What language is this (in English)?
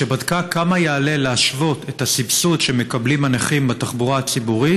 Hebrew